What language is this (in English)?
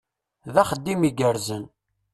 Kabyle